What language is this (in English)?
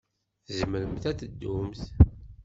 Kabyle